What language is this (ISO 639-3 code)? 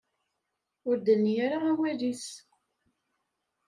kab